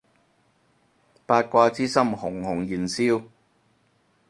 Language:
Cantonese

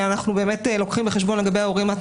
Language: Hebrew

